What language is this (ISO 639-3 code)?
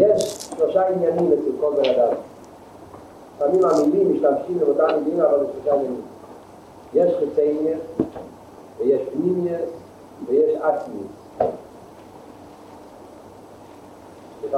heb